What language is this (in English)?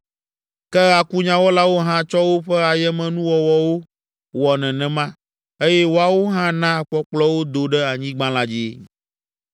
Ewe